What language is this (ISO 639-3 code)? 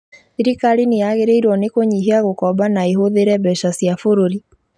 kik